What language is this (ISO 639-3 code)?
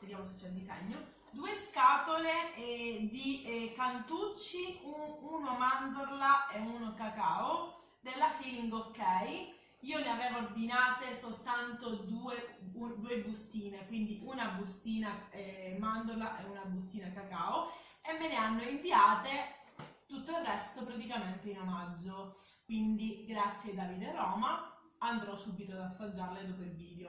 ita